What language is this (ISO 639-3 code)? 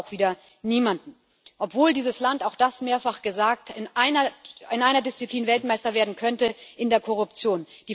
deu